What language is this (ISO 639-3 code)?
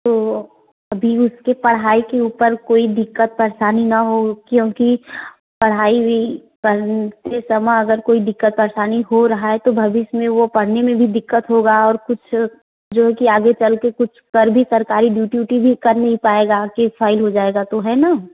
hin